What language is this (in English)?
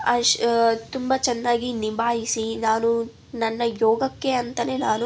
Kannada